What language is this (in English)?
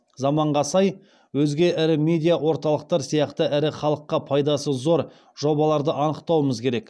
Kazakh